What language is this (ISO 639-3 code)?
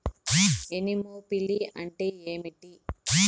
tel